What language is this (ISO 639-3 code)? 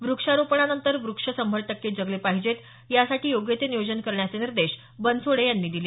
mar